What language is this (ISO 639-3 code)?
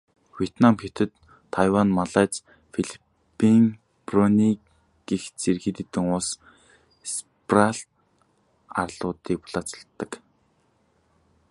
mon